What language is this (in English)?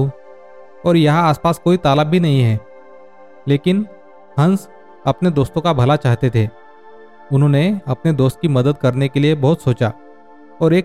Hindi